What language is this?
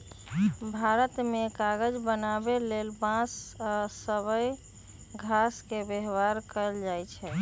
Magahi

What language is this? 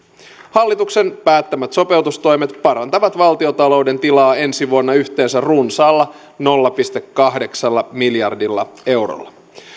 Finnish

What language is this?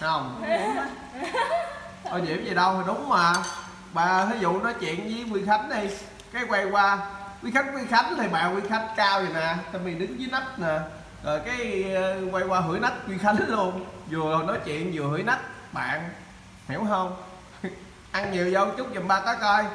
Vietnamese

